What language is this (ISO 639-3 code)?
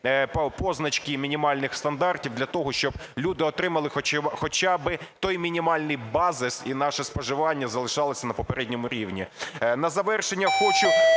ukr